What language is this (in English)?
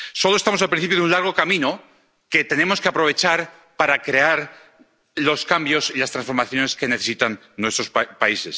Spanish